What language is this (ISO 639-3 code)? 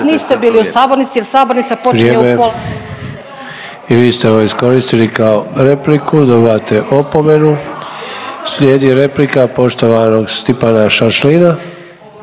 hrv